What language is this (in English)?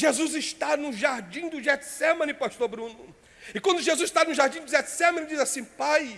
Portuguese